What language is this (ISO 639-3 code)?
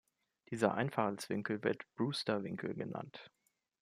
deu